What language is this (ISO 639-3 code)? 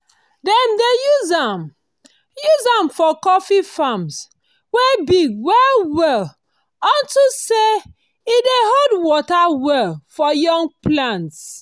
pcm